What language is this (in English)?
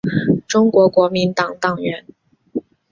Chinese